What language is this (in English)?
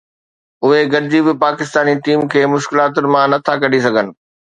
Sindhi